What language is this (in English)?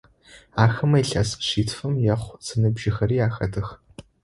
Adyghe